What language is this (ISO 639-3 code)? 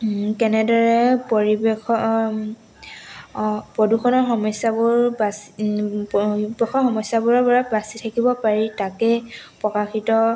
asm